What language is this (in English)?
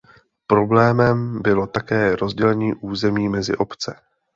Czech